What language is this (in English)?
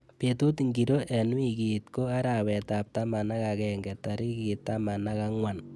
Kalenjin